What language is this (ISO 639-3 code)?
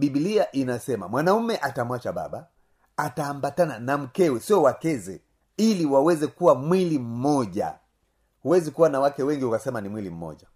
swa